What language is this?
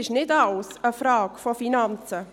Swiss German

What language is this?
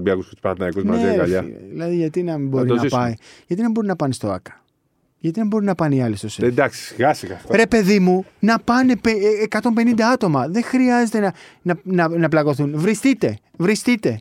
Greek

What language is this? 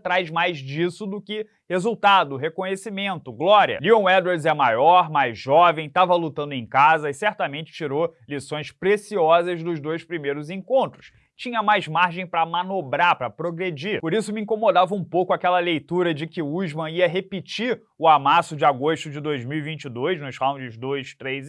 Portuguese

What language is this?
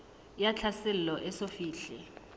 Southern Sotho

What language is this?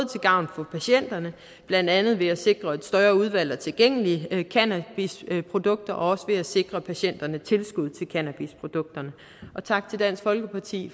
Danish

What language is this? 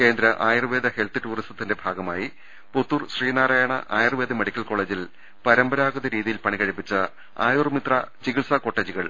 Malayalam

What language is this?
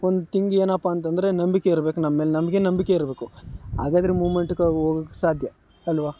Kannada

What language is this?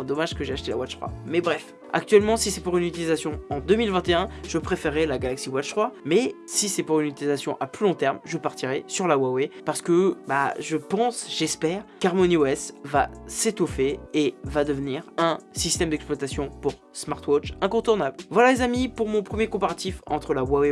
French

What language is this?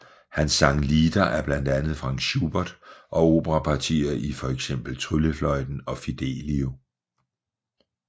Danish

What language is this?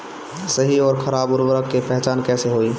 Bhojpuri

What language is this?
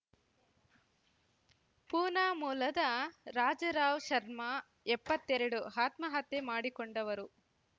Kannada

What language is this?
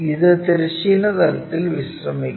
Malayalam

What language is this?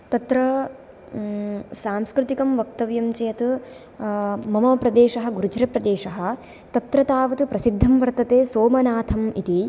Sanskrit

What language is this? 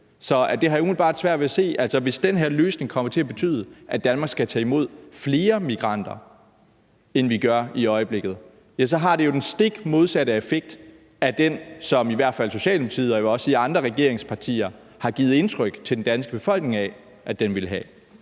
Danish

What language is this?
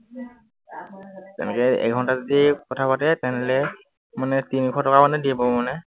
Assamese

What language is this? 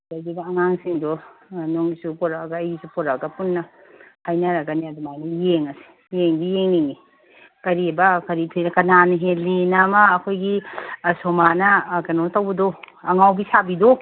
Manipuri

